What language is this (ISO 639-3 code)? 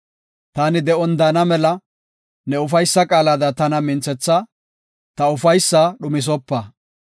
gof